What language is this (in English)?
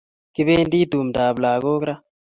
Kalenjin